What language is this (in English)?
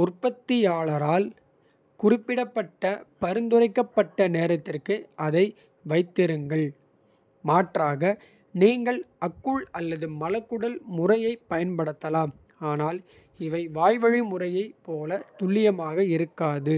Kota (India)